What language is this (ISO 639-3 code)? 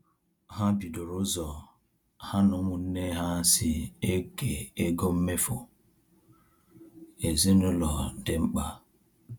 ibo